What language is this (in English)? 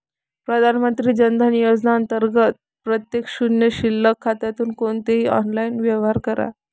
Marathi